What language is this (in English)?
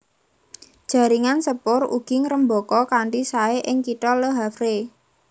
Javanese